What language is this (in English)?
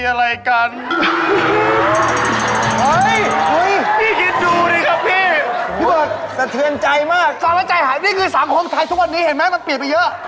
Thai